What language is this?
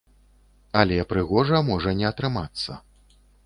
Belarusian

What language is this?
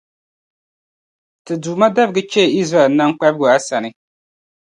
Dagbani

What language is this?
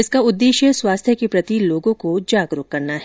Hindi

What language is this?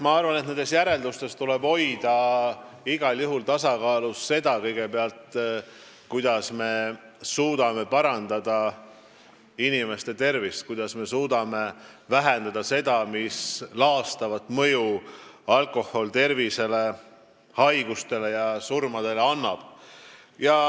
Estonian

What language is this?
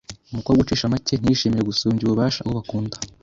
Kinyarwanda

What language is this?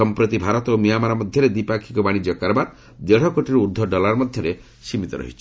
Odia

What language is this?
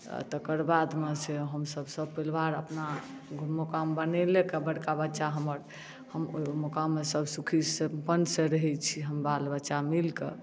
Maithili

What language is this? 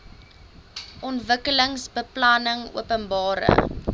Afrikaans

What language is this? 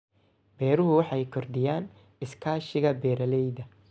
Somali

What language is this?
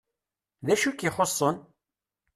Kabyle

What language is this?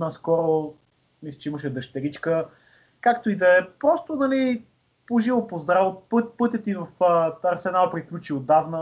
Bulgarian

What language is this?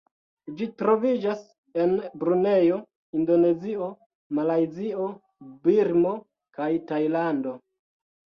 Esperanto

